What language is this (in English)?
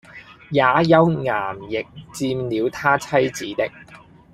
Cantonese